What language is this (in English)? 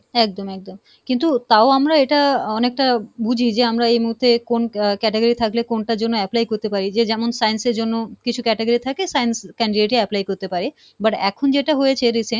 Bangla